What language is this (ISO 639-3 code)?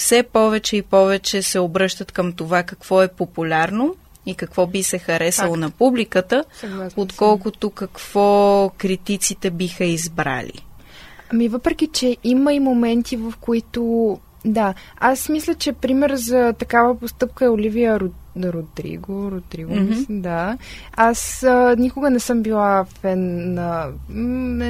bul